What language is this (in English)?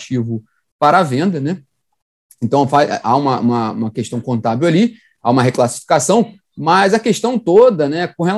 Portuguese